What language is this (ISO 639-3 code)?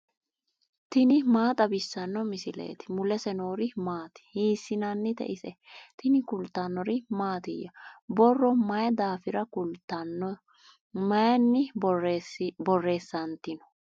sid